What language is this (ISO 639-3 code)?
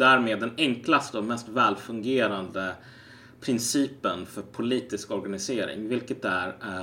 swe